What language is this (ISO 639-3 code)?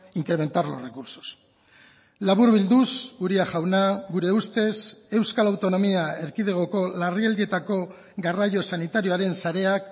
eus